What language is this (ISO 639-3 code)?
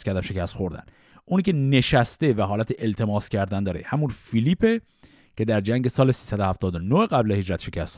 fas